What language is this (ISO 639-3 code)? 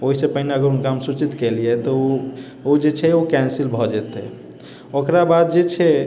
mai